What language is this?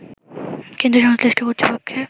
Bangla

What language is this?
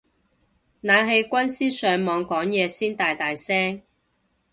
Cantonese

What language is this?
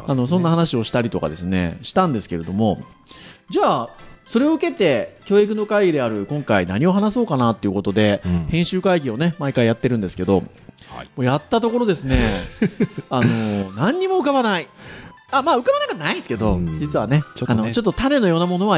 Japanese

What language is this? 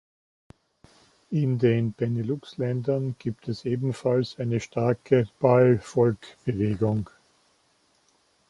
German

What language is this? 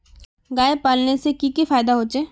Magahi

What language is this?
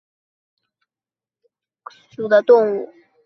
Chinese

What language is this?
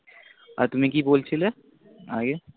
Bangla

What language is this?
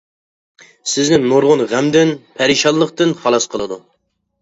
Uyghur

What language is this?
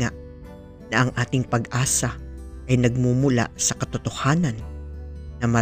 Filipino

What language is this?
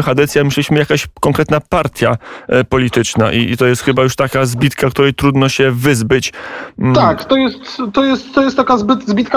Polish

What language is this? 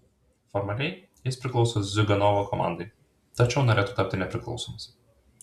Lithuanian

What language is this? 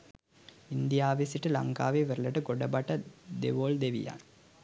Sinhala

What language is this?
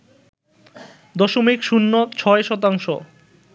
Bangla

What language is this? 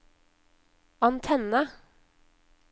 Norwegian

